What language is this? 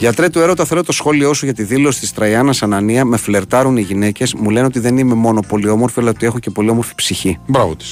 Greek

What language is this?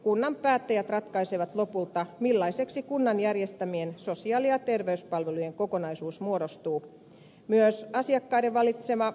Finnish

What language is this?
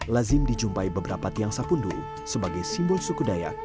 Indonesian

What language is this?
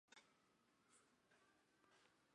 Chinese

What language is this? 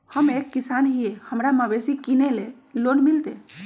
Magahi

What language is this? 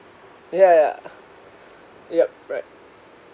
English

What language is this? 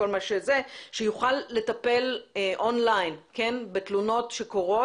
Hebrew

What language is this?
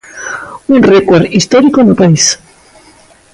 Galician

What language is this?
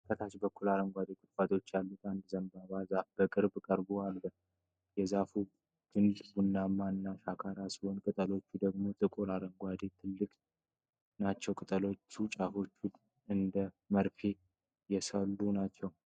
Amharic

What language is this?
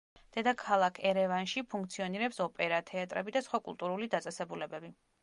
Georgian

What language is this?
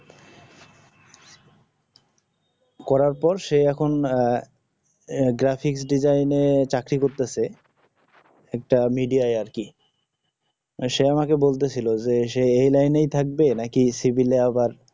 Bangla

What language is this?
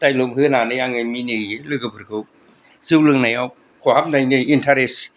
Bodo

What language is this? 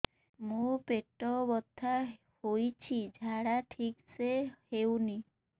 Odia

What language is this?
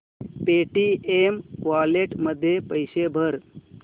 Marathi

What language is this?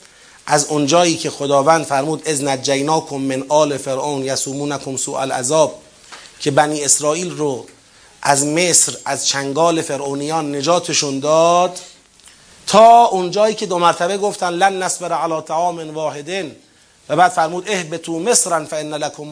Persian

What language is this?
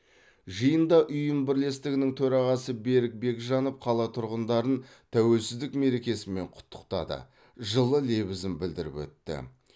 Kazakh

